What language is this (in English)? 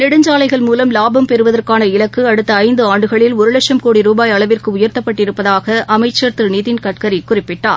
Tamil